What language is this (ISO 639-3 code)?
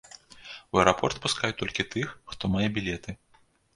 bel